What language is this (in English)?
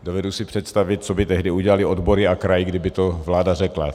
Czech